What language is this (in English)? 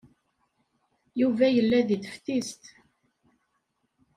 Kabyle